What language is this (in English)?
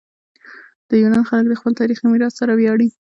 Pashto